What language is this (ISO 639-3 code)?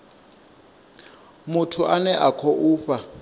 ven